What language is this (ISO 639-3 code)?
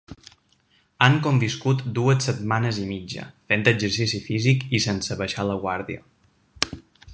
cat